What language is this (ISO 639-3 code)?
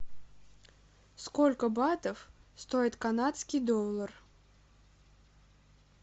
rus